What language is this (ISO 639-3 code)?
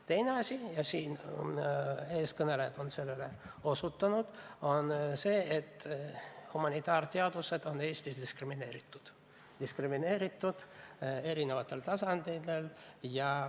est